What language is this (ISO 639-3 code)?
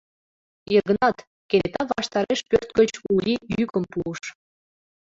chm